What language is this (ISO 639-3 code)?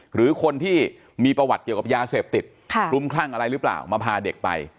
tha